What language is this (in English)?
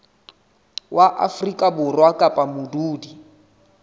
Southern Sotho